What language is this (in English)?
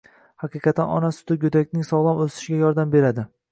Uzbek